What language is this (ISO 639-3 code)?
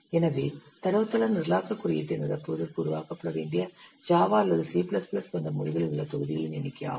tam